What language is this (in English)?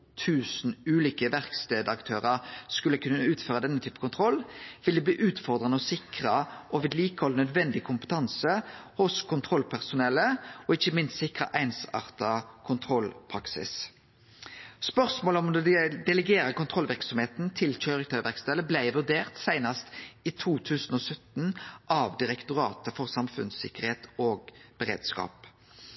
Norwegian Nynorsk